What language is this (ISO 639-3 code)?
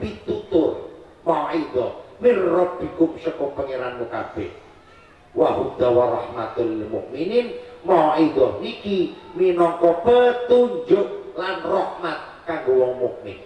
ind